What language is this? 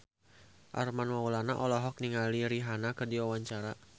Sundanese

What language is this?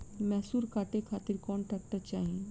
Bhojpuri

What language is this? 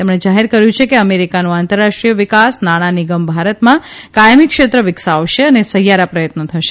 Gujarati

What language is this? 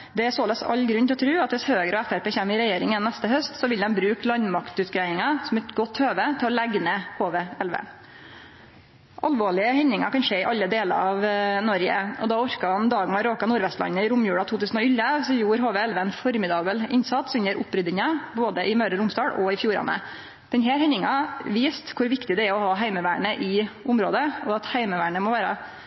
Norwegian Nynorsk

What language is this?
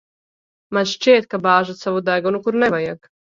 Latvian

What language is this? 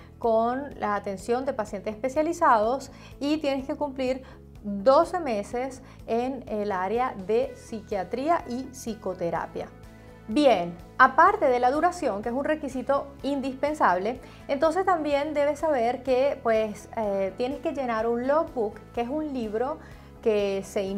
Spanish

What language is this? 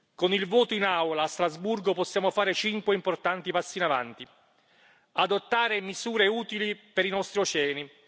Italian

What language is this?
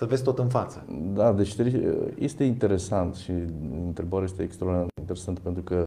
Romanian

